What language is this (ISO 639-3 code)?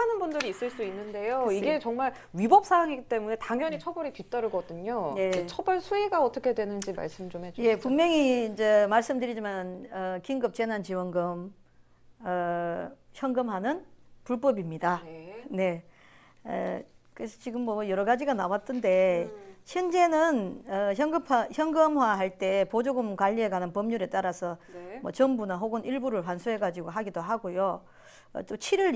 kor